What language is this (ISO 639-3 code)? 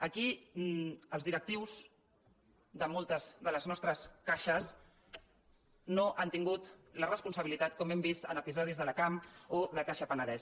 cat